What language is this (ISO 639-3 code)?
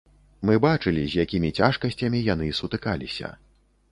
bel